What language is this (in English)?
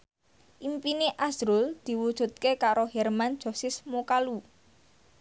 Javanese